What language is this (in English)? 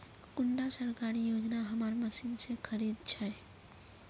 Magahi